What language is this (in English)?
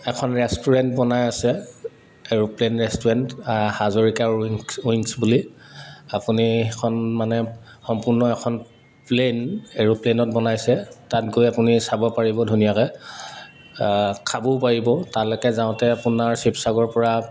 Assamese